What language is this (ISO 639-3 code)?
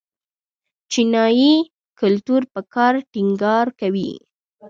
pus